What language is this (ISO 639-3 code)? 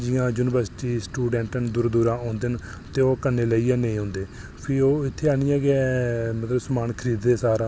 doi